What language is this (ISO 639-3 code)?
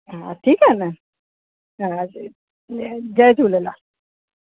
snd